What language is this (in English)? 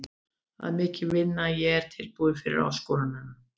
Icelandic